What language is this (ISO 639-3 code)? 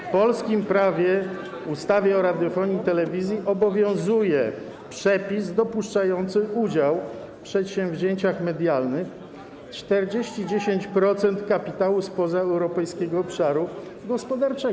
pol